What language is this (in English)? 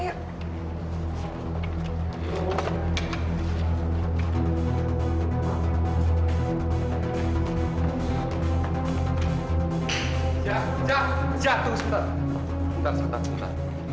Indonesian